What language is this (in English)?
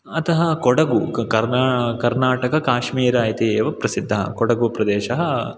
Sanskrit